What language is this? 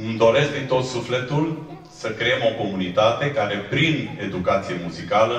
Romanian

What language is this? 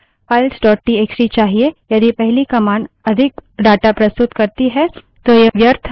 Hindi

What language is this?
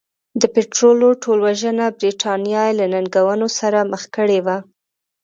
Pashto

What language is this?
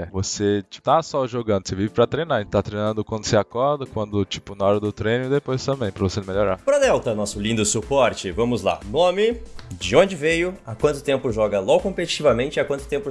Portuguese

